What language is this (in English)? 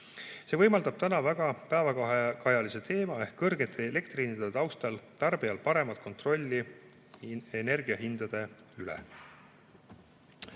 Estonian